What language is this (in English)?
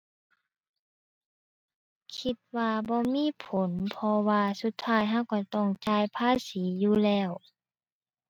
Thai